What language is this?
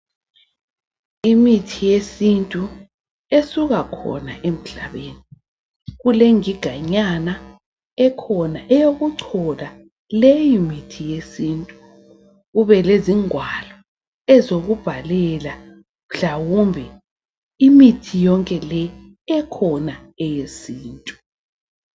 North Ndebele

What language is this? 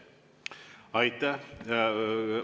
Estonian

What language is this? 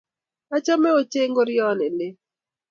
Kalenjin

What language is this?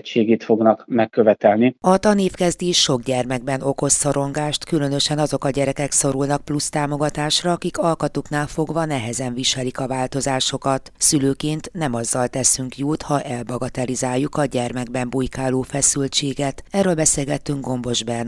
Hungarian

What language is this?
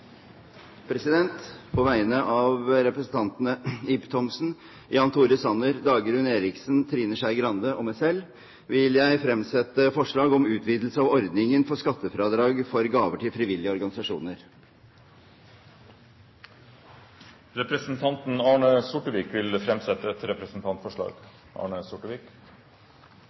Norwegian Bokmål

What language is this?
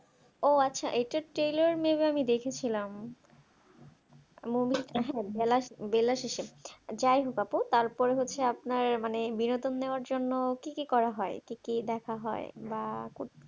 Bangla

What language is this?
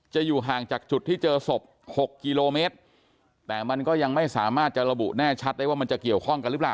Thai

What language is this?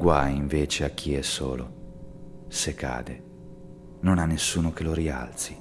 Italian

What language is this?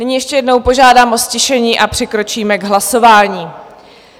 Czech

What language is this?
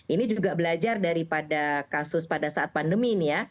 Indonesian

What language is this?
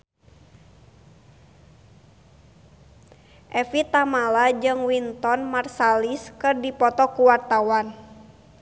Sundanese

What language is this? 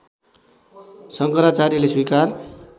Nepali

